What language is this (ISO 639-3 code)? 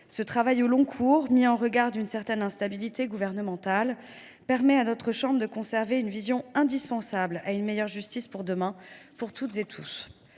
fra